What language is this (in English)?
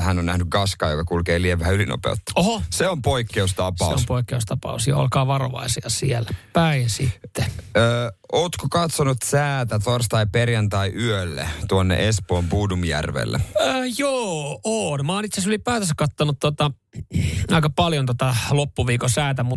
Finnish